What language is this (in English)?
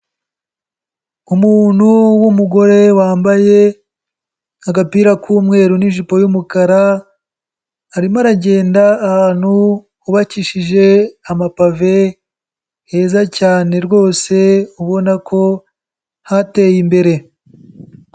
Kinyarwanda